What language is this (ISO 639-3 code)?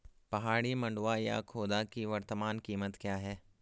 hin